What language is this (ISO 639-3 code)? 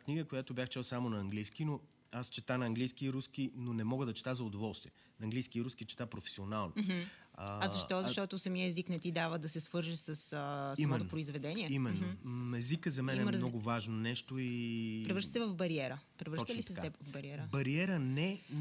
bul